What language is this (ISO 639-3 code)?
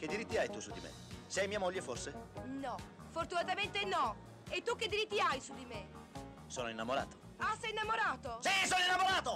ita